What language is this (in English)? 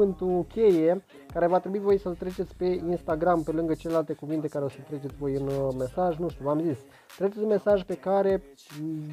Romanian